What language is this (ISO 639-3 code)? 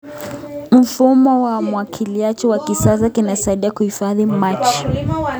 kln